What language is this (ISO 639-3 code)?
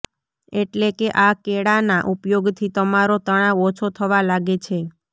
guj